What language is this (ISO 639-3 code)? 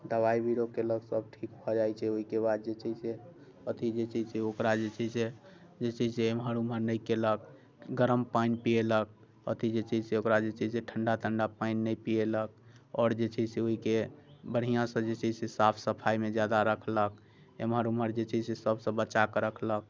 mai